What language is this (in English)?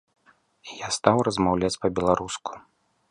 Belarusian